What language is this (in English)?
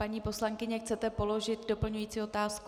Czech